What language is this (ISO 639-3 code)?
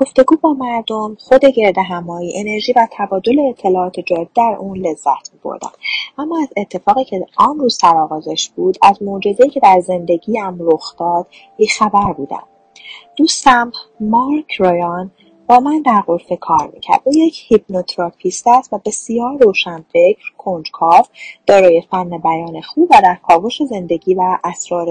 fas